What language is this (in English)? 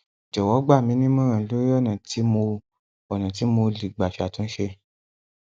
Yoruba